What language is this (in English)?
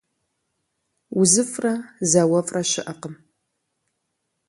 Kabardian